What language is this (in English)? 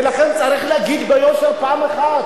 Hebrew